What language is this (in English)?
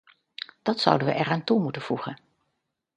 Dutch